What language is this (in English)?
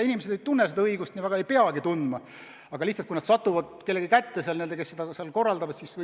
Estonian